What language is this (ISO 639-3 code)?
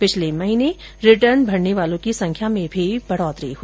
hin